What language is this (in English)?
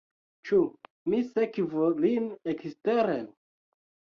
Esperanto